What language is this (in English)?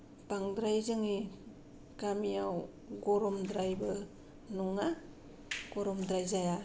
Bodo